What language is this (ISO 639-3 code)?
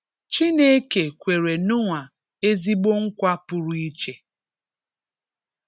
ibo